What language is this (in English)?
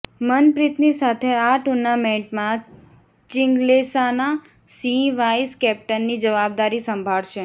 Gujarati